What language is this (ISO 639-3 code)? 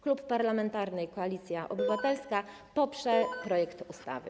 pol